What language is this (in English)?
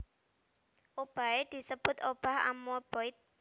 Javanese